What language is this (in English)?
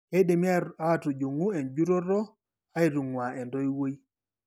Masai